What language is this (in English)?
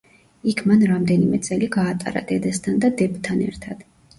Georgian